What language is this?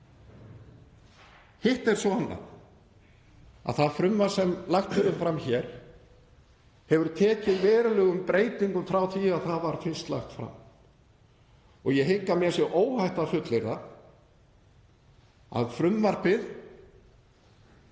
Icelandic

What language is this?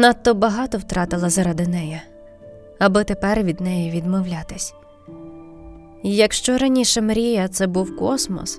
Ukrainian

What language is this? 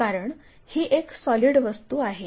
Marathi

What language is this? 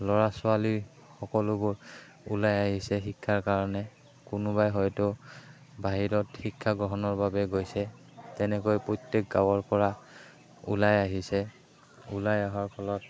Assamese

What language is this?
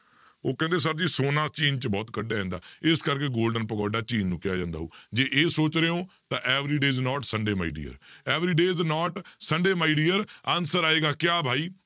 Punjabi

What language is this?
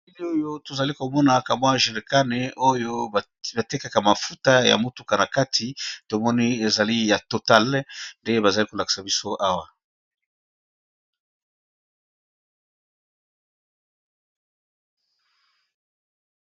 Lingala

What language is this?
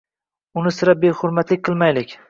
Uzbek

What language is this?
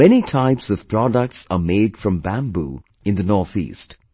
English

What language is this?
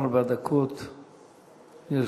Hebrew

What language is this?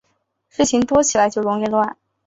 Chinese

